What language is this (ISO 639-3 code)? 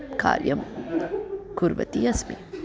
san